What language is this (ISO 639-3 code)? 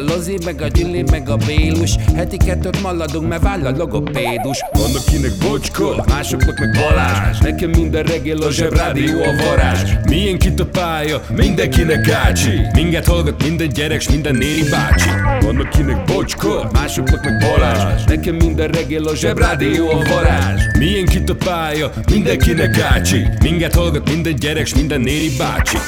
hun